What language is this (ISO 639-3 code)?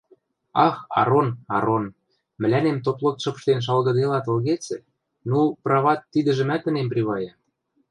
mrj